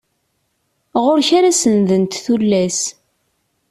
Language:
Kabyle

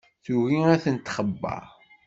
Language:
Kabyle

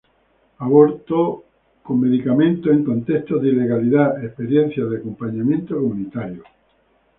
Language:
Spanish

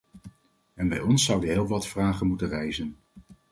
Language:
Dutch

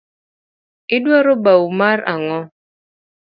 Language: Luo (Kenya and Tanzania)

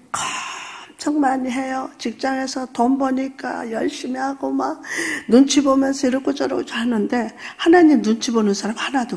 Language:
Korean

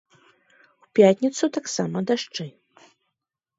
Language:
Belarusian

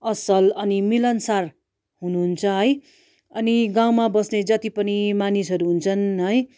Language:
Nepali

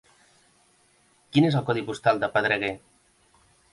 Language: Catalan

